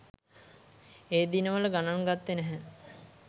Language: Sinhala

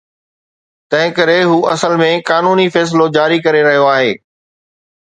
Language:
Sindhi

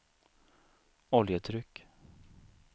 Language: Swedish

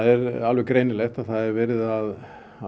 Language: Icelandic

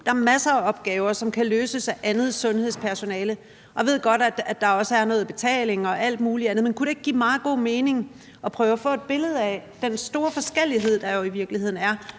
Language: Danish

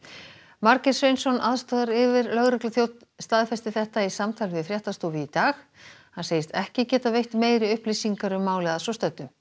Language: Icelandic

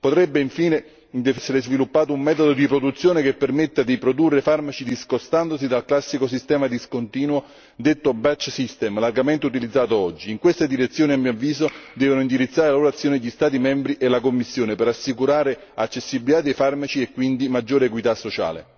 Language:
Italian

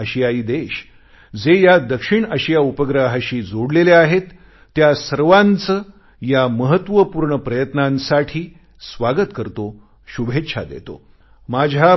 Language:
Marathi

